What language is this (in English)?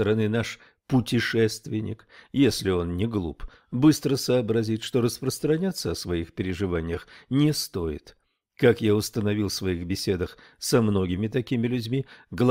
Russian